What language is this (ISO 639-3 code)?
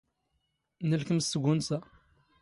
zgh